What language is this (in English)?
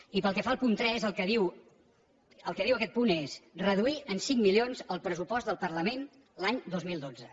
Catalan